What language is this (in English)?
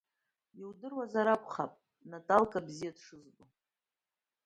Abkhazian